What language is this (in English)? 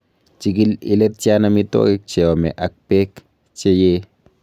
Kalenjin